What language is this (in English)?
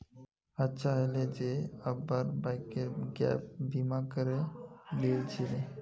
Magahi